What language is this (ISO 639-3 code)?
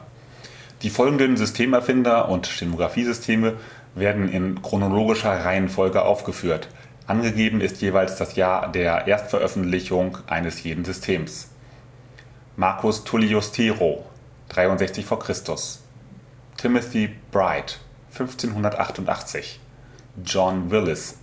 deu